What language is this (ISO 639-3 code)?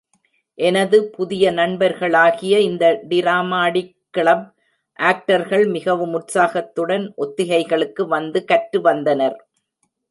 tam